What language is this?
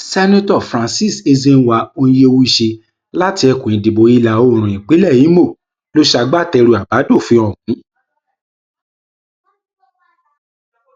Yoruba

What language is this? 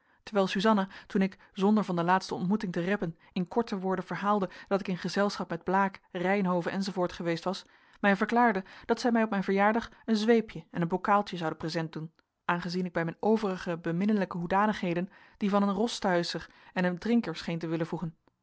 Dutch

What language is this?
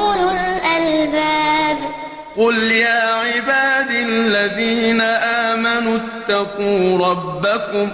Arabic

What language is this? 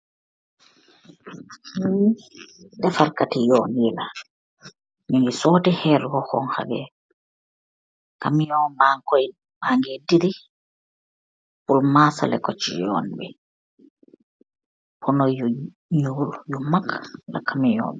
Wolof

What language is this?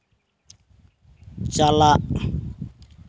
Santali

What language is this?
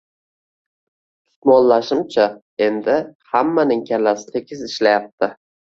Uzbek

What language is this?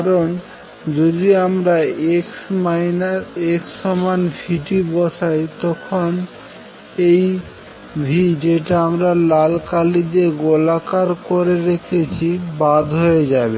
Bangla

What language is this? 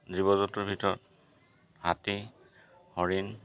Assamese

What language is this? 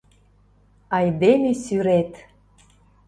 Mari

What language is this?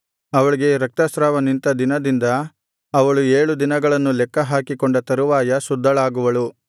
Kannada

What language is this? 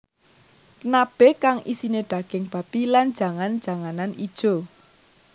Javanese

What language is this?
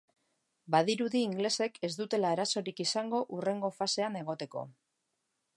Basque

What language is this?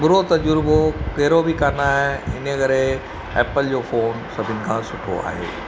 Sindhi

